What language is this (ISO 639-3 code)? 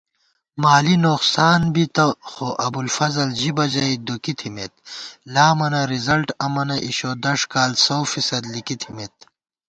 gwt